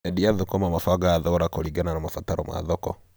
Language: Kikuyu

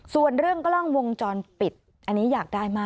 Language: Thai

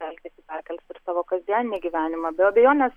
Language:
Lithuanian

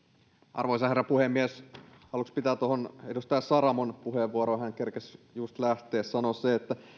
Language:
Finnish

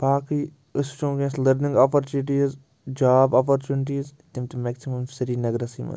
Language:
Kashmiri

